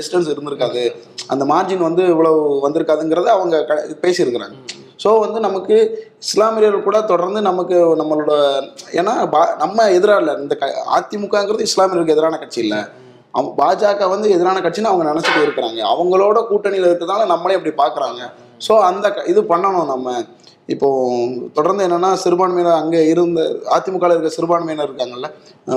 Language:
Tamil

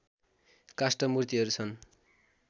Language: Nepali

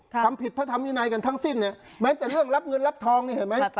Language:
Thai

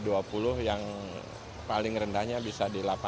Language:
Indonesian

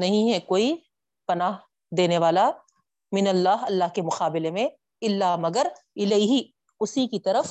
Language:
Urdu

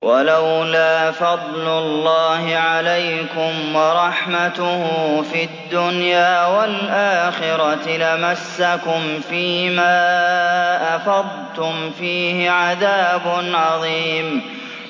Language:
Arabic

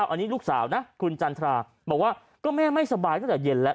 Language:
Thai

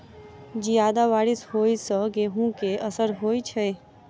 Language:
Maithili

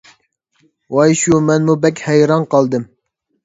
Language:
Uyghur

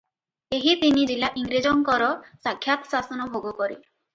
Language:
Odia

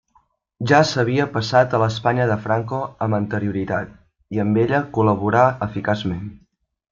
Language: Catalan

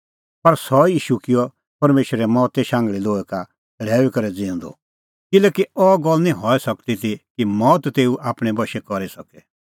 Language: Kullu Pahari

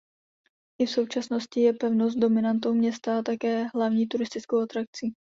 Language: Czech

